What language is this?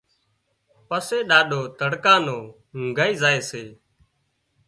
Wadiyara Koli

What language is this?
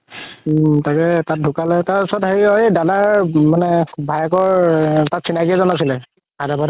Assamese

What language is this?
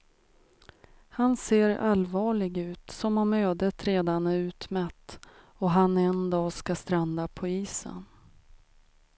Swedish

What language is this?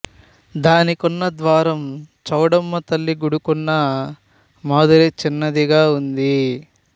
Telugu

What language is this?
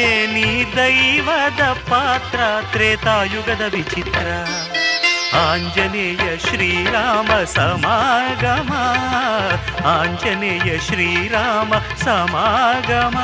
Kannada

